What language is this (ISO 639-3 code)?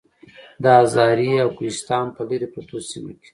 pus